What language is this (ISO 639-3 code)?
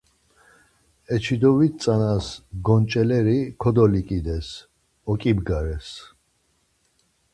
lzz